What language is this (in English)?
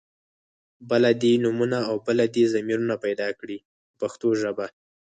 Pashto